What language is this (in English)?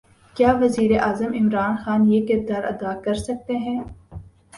Urdu